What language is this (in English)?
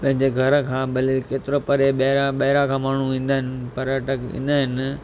Sindhi